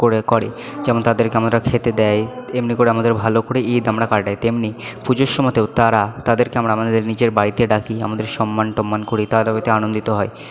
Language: Bangla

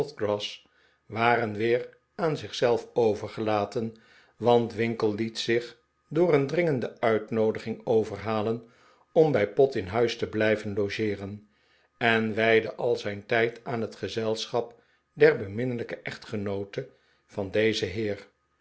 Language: Dutch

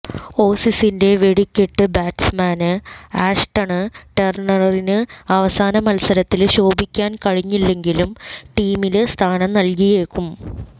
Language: Malayalam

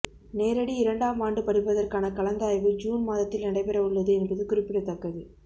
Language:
Tamil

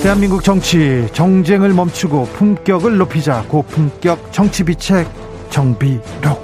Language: Korean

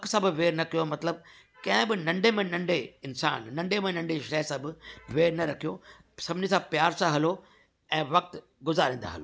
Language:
Sindhi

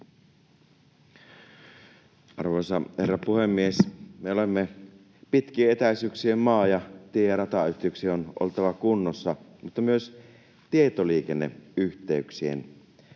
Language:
Finnish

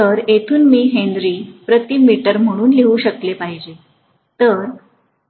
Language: Marathi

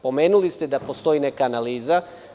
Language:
Serbian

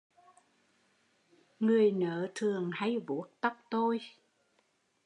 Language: Vietnamese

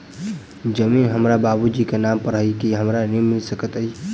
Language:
Maithili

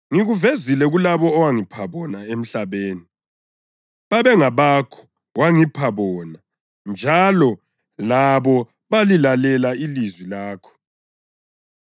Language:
North Ndebele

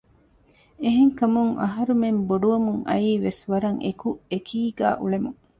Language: Divehi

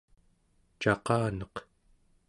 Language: Central Yupik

